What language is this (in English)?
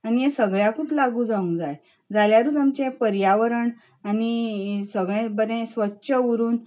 Konkani